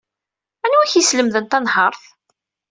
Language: Kabyle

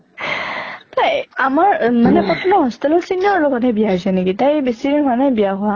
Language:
Assamese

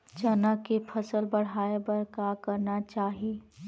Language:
Chhattisgarhi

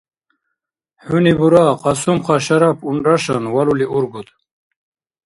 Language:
Dargwa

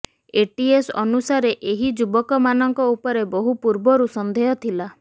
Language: Odia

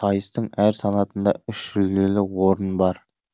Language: Kazakh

